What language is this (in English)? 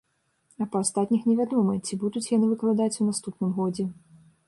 Belarusian